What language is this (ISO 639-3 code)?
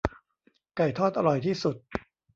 tha